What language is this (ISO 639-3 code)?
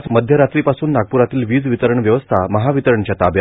mar